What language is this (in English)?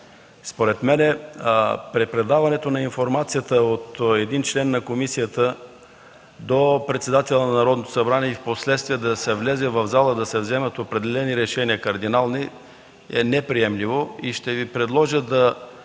Bulgarian